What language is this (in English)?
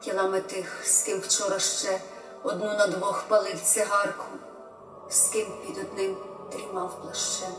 Ukrainian